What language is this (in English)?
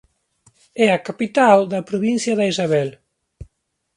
Galician